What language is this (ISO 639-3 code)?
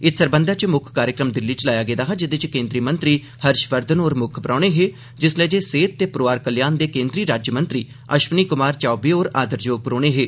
doi